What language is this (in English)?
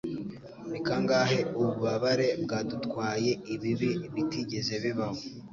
Kinyarwanda